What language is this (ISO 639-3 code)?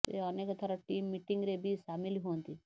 ori